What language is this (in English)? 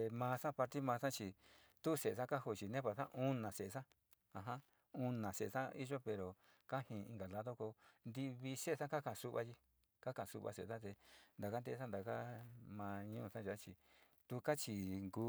Sinicahua Mixtec